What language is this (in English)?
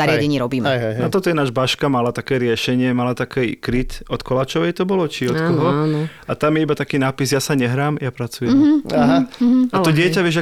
Slovak